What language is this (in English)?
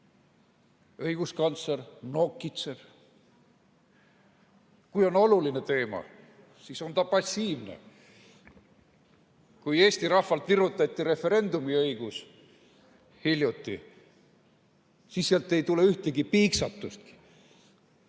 Estonian